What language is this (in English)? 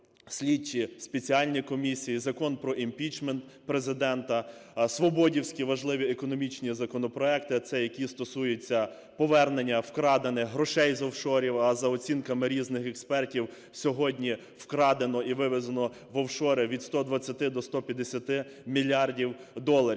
Ukrainian